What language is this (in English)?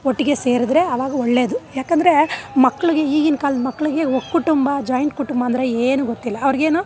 Kannada